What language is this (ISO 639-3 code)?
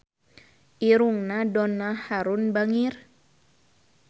sun